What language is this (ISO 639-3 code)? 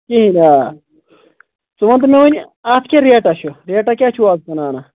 kas